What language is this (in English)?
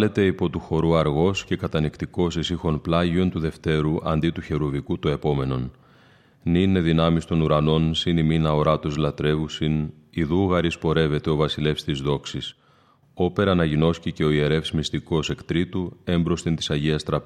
Greek